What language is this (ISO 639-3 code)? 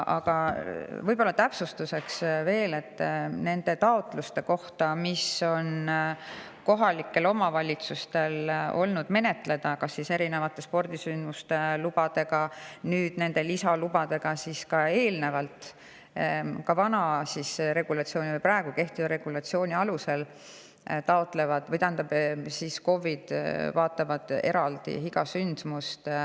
est